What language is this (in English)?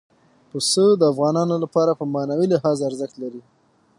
Pashto